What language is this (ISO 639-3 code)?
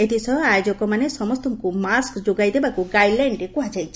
ori